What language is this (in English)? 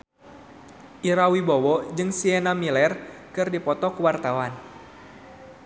Sundanese